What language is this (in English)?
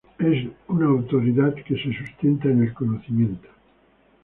Spanish